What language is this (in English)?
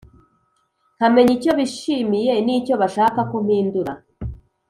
Kinyarwanda